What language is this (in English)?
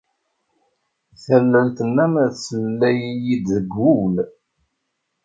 Kabyle